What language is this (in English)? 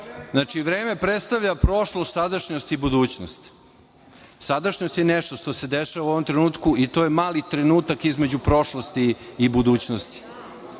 Serbian